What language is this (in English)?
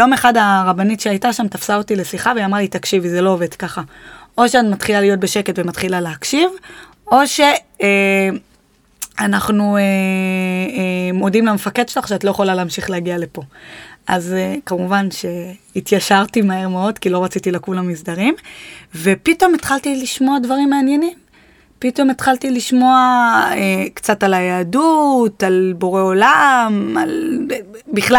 Hebrew